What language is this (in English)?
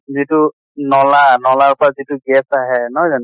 Assamese